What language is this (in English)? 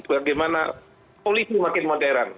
Indonesian